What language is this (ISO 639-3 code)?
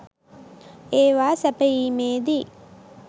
sin